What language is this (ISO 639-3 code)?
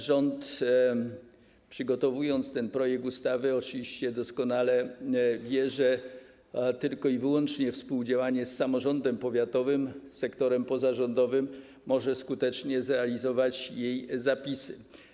pol